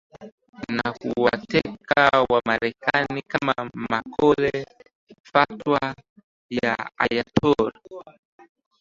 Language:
Swahili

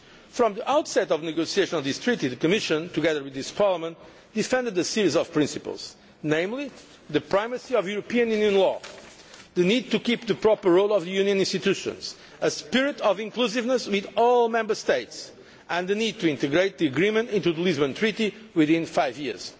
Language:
English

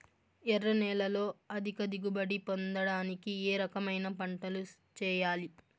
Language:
Telugu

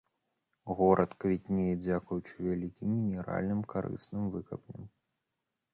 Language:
Belarusian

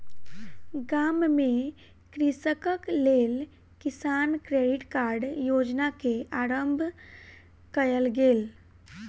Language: Maithili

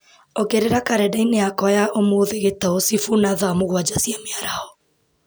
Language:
Kikuyu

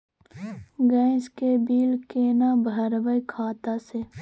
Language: Maithili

